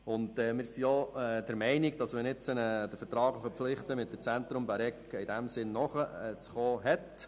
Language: Swiss German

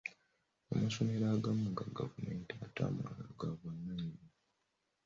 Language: Ganda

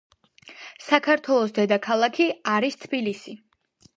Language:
Georgian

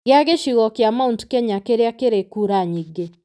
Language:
Kikuyu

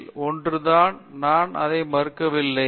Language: Tamil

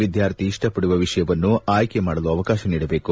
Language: Kannada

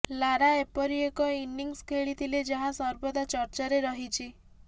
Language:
Odia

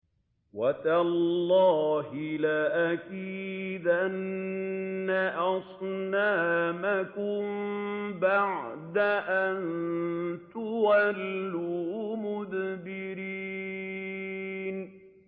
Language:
Arabic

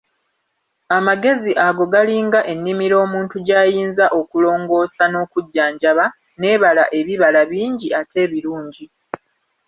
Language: Ganda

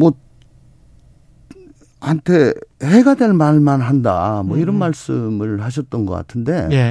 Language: Korean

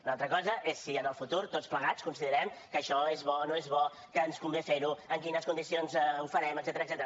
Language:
Catalan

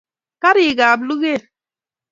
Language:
Kalenjin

